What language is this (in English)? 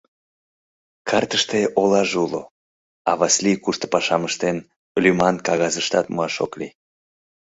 Mari